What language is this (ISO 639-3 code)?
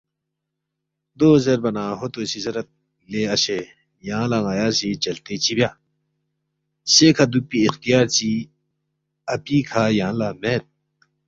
bft